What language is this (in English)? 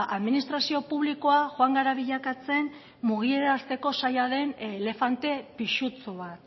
Basque